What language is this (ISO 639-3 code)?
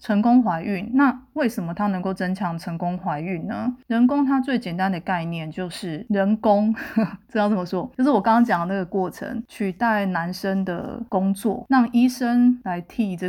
zho